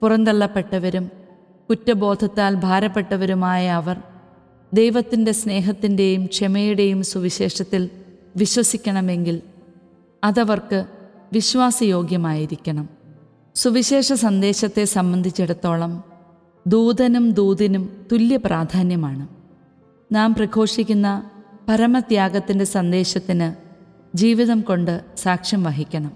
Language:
Malayalam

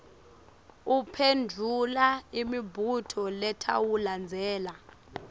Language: Swati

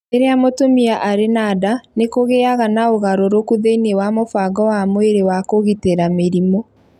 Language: Kikuyu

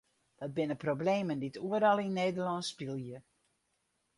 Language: Western Frisian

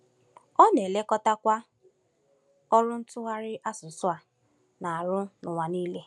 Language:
Igbo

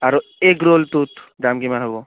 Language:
Assamese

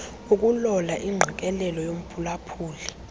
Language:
Xhosa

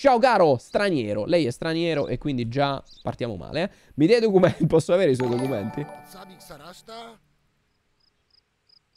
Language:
Italian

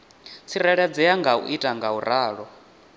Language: Venda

